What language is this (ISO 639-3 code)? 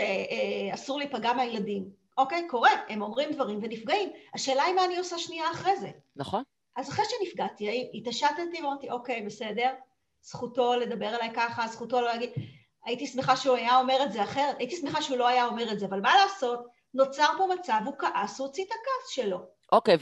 heb